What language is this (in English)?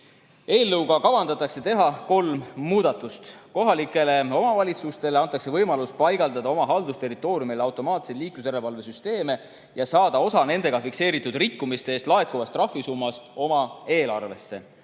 Estonian